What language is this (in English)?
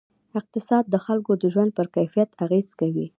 Pashto